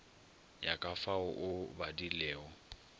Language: Northern Sotho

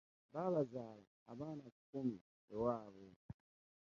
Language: Ganda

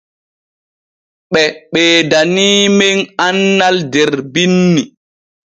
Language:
Borgu Fulfulde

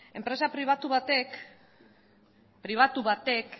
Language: Basque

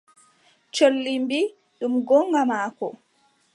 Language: Adamawa Fulfulde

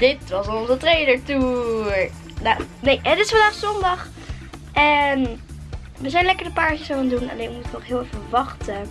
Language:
Dutch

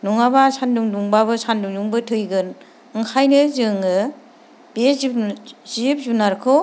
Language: Bodo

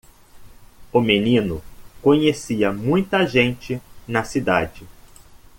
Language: Portuguese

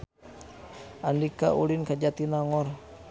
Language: Sundanese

